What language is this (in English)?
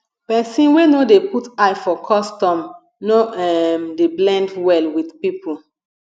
Nigerian Pidgin